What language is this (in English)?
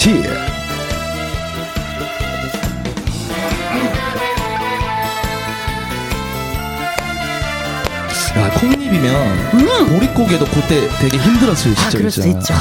Korean